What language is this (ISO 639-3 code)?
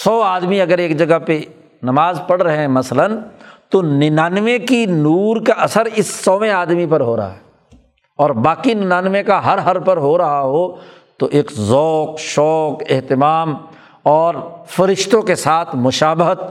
urd